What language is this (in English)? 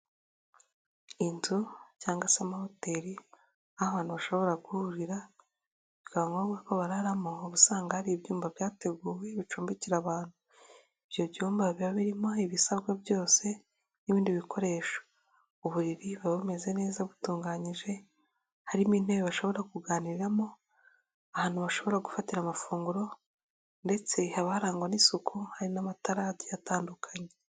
Kinyarwanda